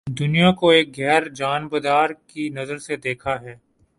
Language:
Urdu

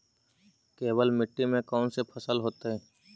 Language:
Magahi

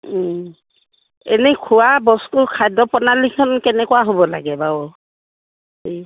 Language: Assamese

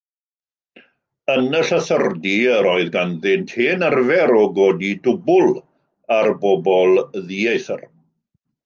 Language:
Welsh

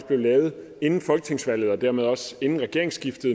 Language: Danish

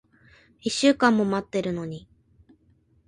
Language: Japanese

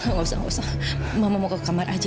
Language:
Indonesian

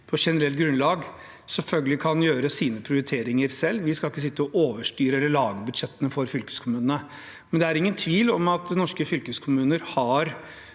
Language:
Norwegian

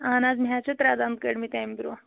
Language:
Kashmiri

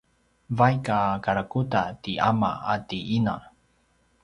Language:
Paiwan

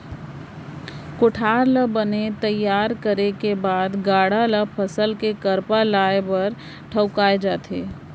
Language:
Chhattisgarhi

